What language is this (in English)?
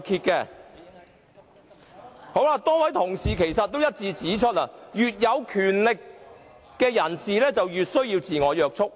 Cantonese